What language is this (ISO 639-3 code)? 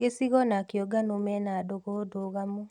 kik